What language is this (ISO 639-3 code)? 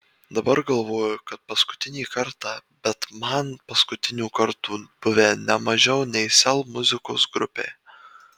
lit